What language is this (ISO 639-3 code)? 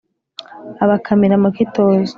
kin